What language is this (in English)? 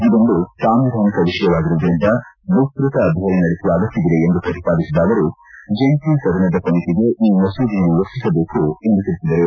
Kannada